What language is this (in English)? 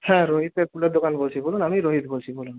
Bangla